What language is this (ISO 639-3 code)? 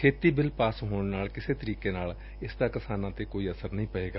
pan